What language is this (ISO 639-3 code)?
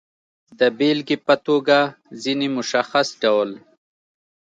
pus